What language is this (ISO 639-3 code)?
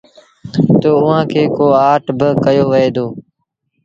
sbn